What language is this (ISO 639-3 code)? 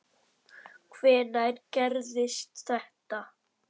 isl